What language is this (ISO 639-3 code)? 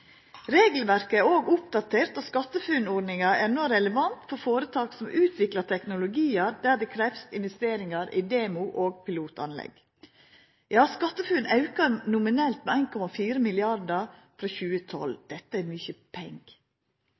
nno